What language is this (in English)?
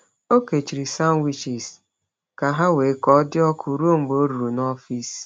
Igbo